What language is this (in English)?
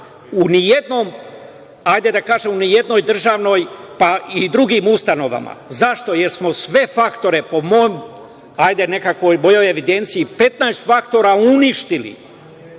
Serbian